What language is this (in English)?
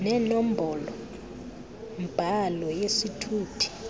Xhosa